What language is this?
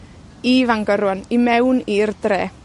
Welsh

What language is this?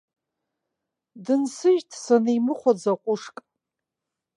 Abkhazian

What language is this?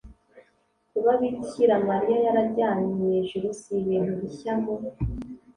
Kinyarwanda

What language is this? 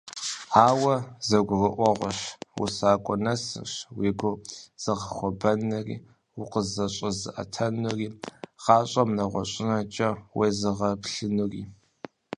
Kabardian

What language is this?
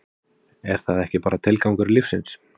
Icelandic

